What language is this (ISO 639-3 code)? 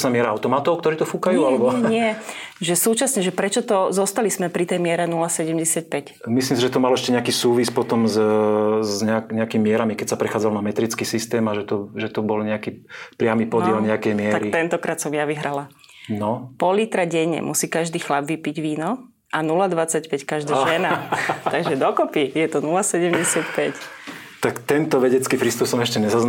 slk